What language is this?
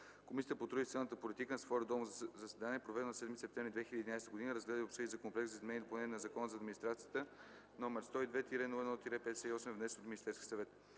Bulgarian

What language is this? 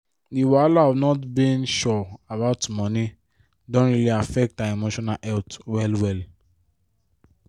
Nigerian Pidgin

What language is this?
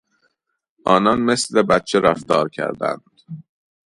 Persian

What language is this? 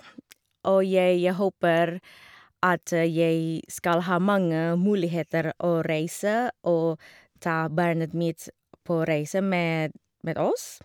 Norwegian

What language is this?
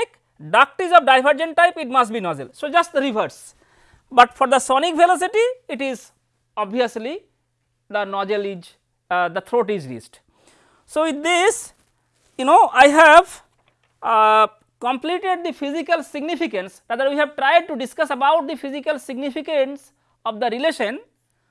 English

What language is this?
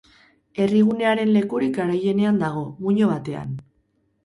Basque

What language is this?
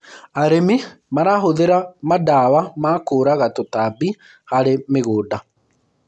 Kikuyu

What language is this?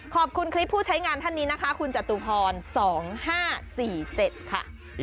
Thai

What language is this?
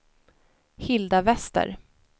Swedish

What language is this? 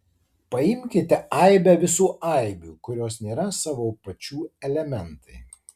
Lithuanian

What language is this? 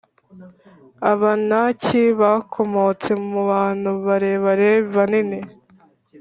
Kinyarwanda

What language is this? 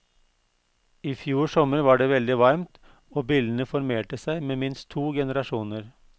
Norwegian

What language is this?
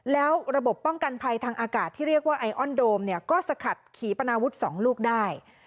Thai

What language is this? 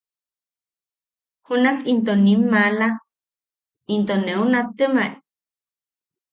Yaqui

